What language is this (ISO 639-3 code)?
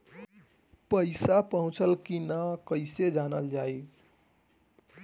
bho